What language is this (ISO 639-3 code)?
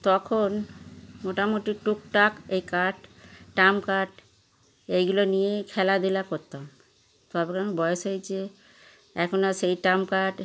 ben